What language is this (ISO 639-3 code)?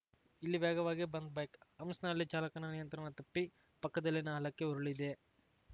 kan